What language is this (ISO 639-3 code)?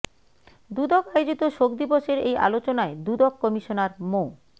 ben